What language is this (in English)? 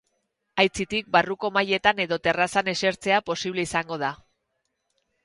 Basque